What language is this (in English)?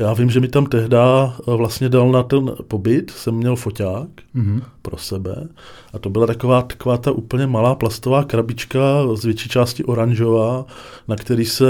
Czech